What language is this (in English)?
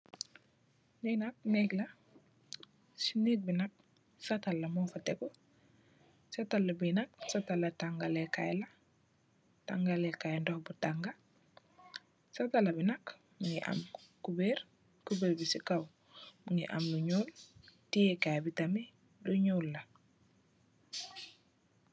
Wolof